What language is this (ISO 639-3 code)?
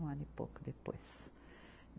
por